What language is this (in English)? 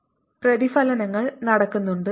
Malayalam